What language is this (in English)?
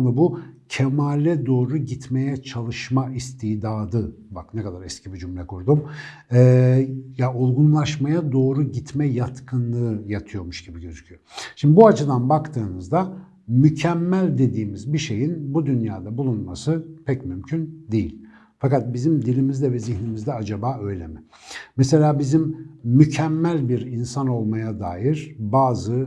Turkish